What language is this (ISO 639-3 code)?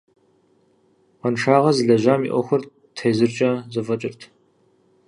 kbd